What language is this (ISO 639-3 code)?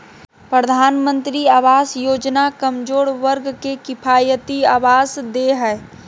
mag